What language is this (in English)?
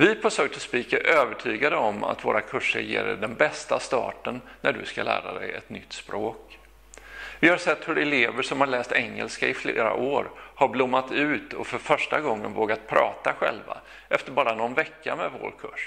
Swedish